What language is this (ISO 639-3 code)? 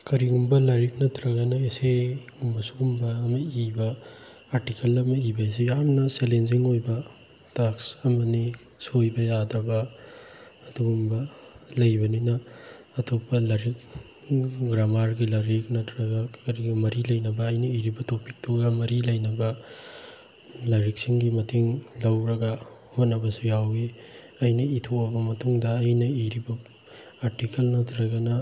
mni